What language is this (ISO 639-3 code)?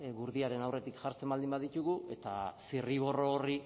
eus